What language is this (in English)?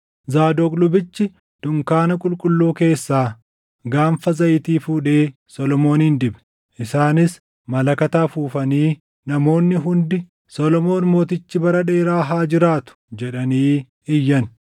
Oromo